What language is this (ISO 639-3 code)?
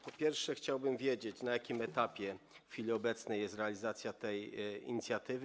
pol